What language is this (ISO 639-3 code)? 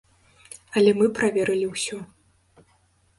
bel